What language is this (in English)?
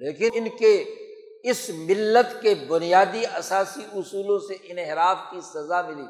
Urdu